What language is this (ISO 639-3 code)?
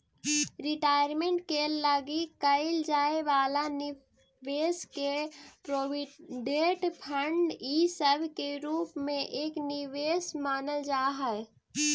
mag